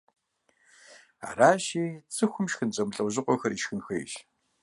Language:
Kabardian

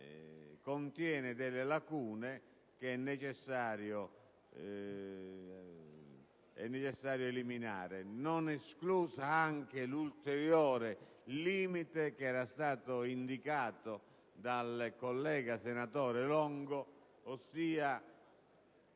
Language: Italian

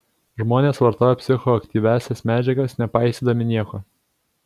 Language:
Lithuanian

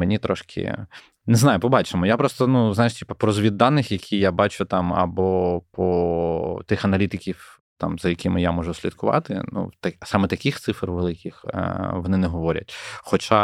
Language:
Ukrainian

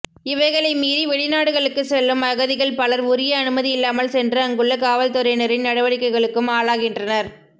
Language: Tamil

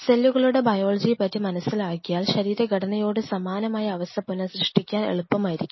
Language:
Malayalam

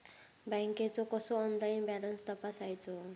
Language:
Marathi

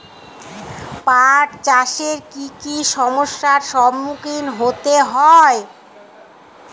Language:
Bangla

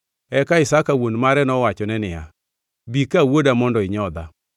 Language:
Luo (Kenya and Tanzania)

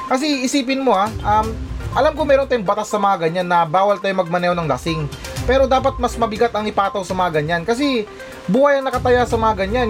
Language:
Filipino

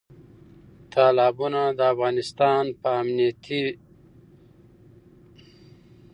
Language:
Pashto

